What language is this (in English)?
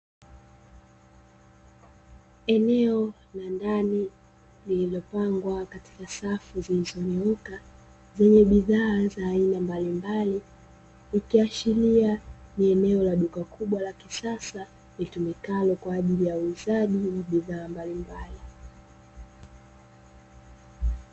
Swahili